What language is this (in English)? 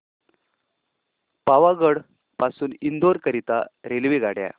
Marathi